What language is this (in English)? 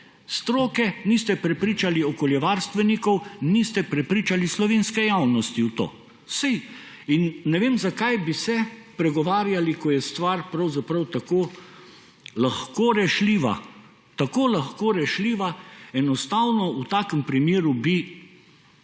Slovenian